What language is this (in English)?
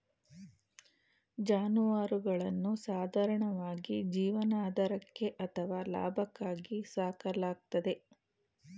Kannada